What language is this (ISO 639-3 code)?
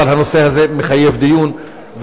heb